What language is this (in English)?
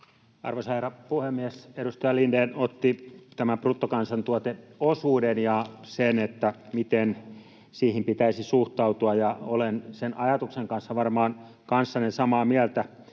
Finnish